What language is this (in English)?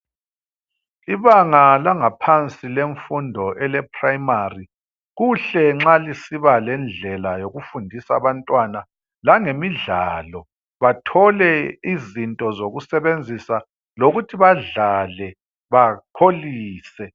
North Ndebele